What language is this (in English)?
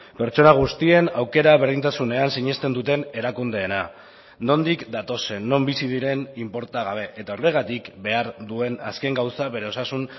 Basque